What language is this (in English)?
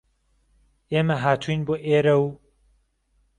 Central Kurdish